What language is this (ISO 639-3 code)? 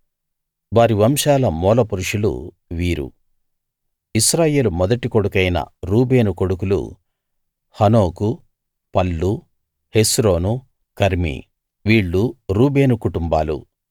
tel